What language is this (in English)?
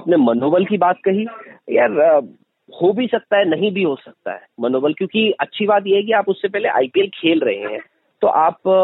Hindi